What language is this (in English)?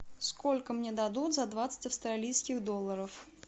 Russian